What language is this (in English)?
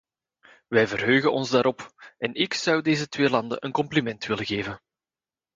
Dutch